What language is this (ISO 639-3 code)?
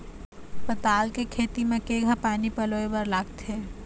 hne